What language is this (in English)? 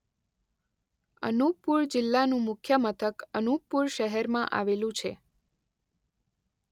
Gujarati